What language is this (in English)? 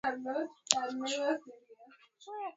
Swahili